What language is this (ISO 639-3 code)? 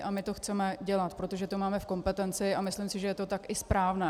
ces